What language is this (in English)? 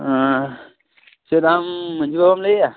Santali